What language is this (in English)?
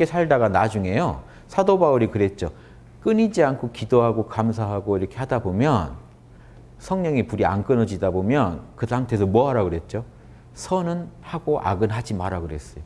Korean